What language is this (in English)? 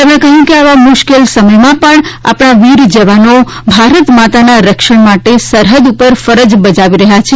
Gujarati